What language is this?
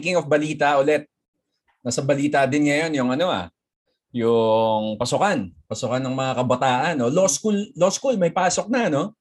Filipino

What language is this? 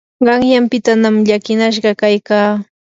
Yanahuanca Pasco Quechua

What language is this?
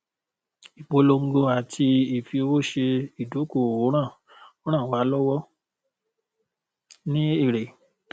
Yoruba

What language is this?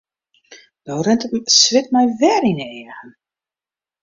Western Frisian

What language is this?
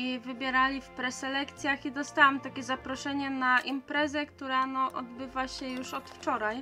Polish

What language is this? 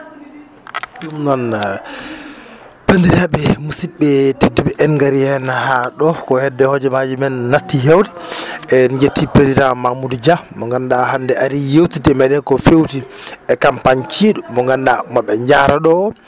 Fula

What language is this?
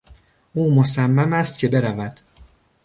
Persian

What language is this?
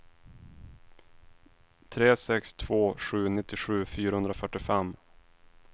Swedish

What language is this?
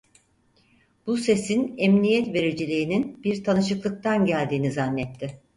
Turkish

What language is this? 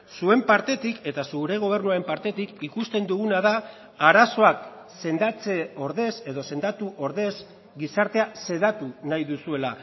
Basque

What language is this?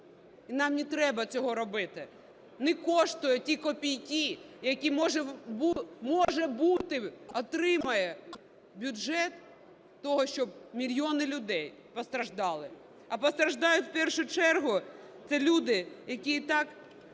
Ukrainian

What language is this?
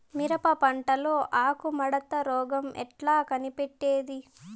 Telugu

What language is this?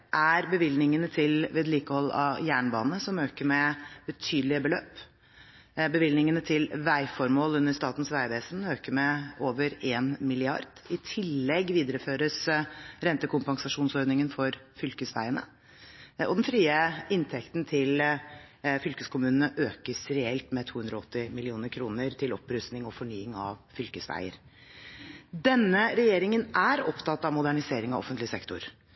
Norwegian Bokmål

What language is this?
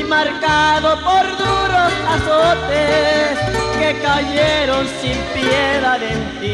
Spanish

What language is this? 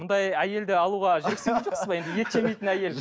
Kazakh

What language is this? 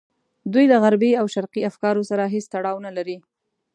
Pashto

